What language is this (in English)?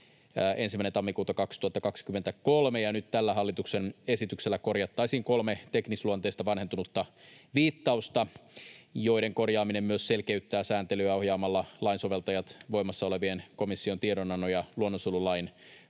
Finnish